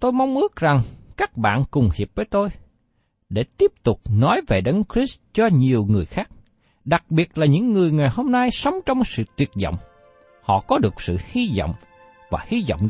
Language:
Vietnamese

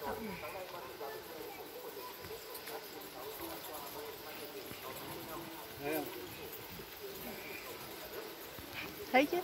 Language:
Vietnamese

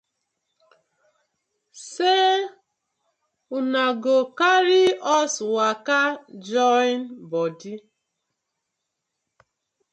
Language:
Nigerian Pidgin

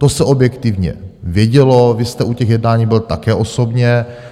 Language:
Czech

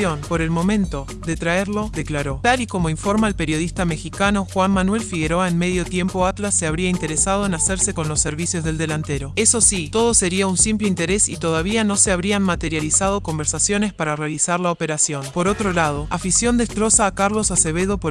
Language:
Spanish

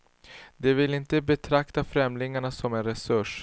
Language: Swedish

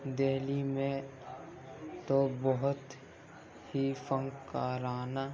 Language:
Urdu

